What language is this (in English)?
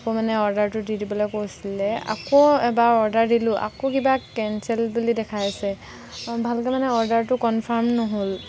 Assamese